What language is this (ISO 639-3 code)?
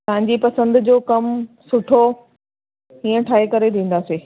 snd